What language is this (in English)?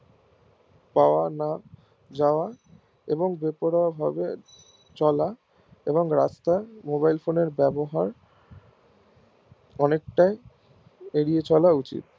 Bangla